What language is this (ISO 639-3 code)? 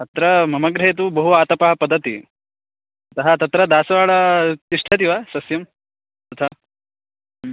san